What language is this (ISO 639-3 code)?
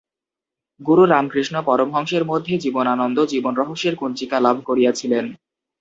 ben